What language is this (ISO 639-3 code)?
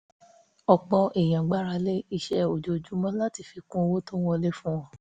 yor